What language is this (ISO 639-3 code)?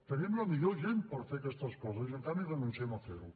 cat